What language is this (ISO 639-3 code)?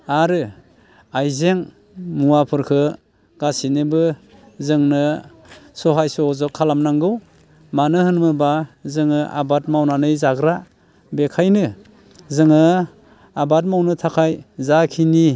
brx